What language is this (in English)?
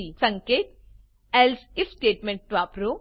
Gujarati